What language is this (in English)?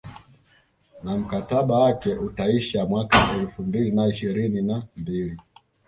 Swahili